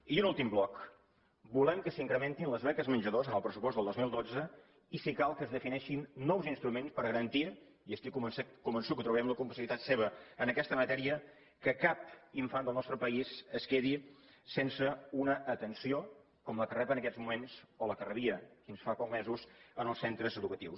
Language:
Catalan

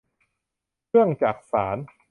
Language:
Thai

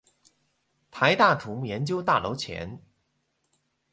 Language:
Chinese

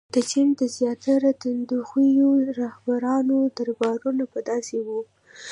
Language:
Pashto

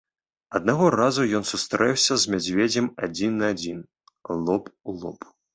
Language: Belarusian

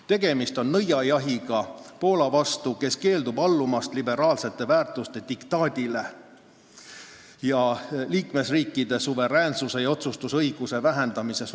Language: Estonian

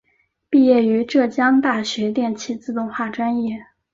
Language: Chinese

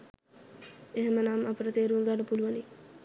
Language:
Sinhala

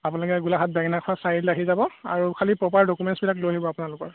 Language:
Assamese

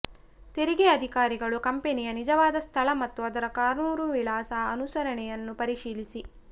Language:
Kannada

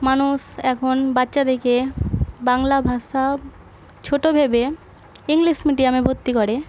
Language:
Bangla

